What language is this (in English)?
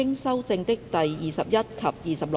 Cantonese